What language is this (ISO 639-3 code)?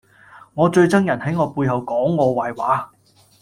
yue